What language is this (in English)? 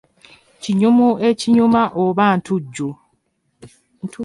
Ganda